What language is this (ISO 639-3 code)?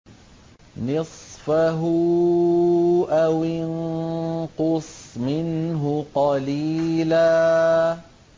ara